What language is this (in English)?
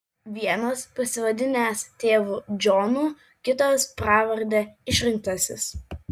Lithuanian